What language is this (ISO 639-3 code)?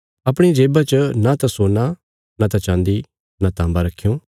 kfs